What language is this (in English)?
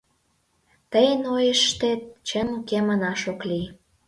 Mari